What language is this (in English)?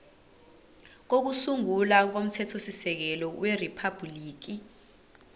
Zulu